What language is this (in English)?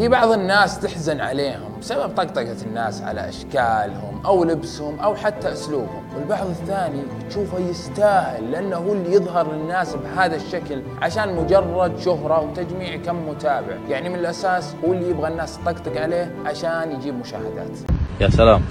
Arabic